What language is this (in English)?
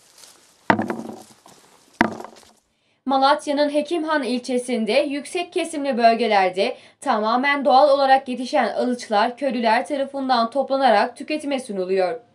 Turkish